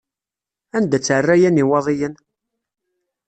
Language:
Kabyle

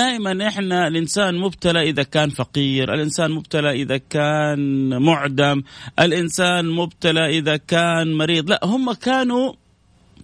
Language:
Arabic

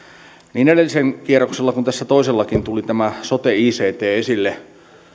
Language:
Finnish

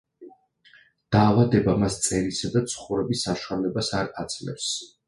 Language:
Georgian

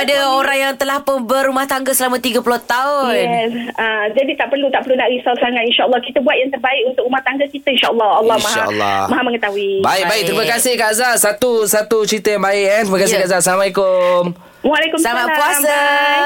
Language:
Malay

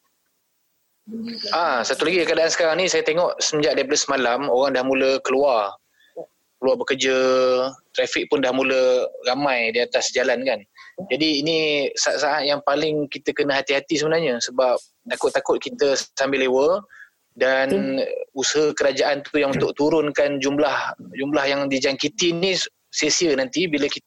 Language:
Malay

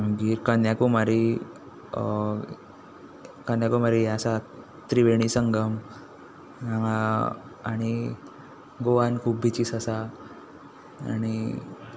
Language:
Konkani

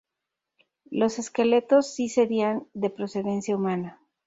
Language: Spanish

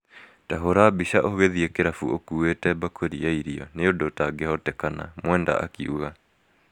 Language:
Kikuyu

